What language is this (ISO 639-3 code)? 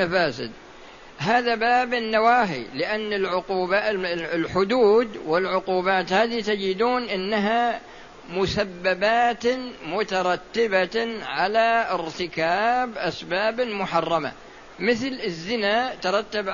ara